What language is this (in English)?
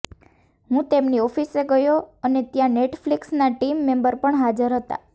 Gujarati